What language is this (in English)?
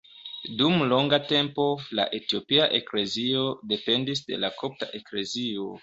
Esperanto